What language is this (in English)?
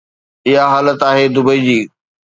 Sindhi